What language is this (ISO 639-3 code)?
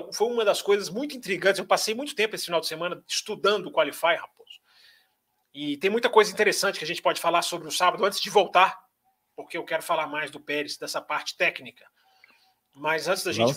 por